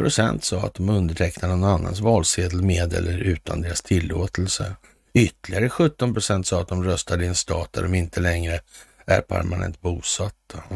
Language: Swedish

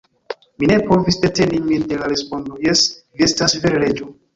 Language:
Esperanto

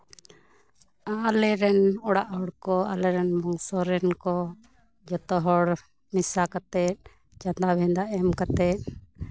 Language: Santali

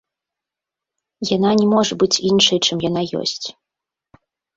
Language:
Belarusian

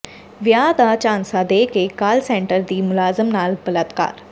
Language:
Punjabi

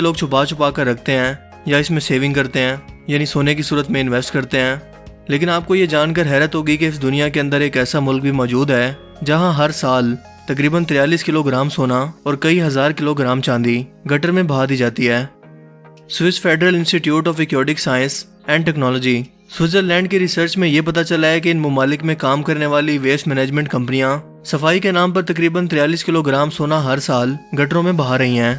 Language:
Urdu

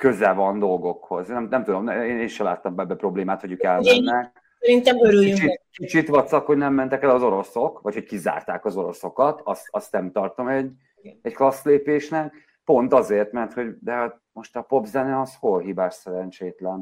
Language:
Hungarian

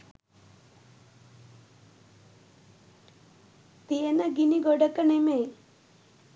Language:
Sinhala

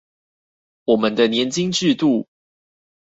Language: Chinese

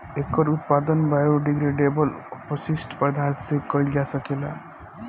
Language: Bhojpuri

